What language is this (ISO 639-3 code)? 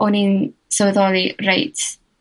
cym